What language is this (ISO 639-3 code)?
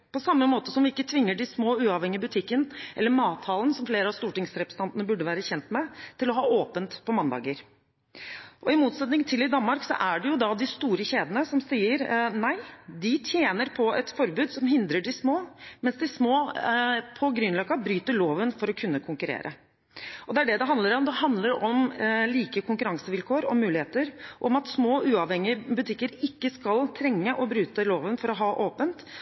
nob